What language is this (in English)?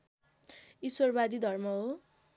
Nepali